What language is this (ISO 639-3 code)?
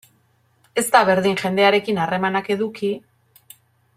eus